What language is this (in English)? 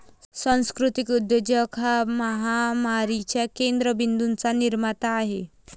Marathi